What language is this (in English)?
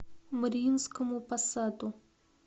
Russian